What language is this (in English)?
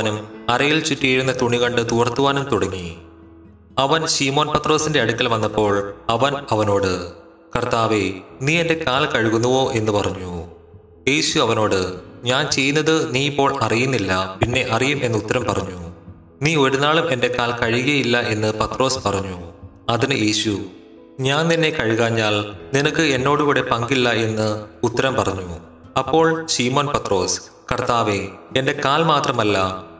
Malayalam